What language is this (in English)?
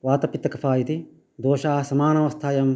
Sanskrit